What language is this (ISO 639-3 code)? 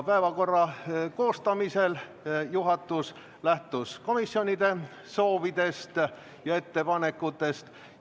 est